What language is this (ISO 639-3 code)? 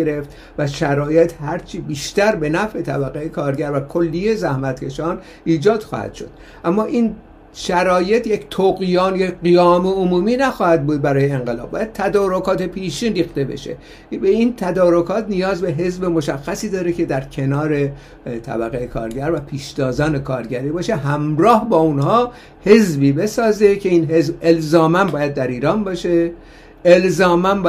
fas